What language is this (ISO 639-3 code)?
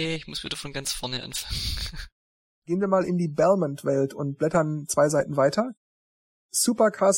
deu